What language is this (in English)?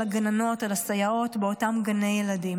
Hebrew